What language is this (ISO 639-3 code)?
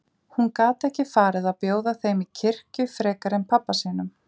isl